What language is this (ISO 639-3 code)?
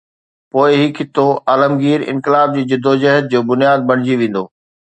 snd